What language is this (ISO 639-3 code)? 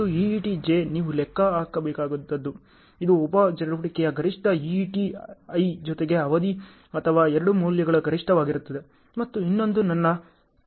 kan